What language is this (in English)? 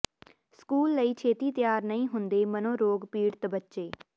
Punjabi